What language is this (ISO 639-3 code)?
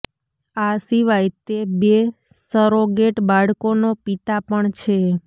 guj